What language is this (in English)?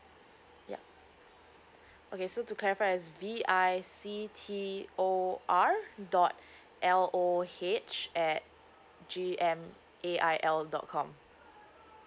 English